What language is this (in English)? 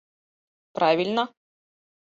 Mari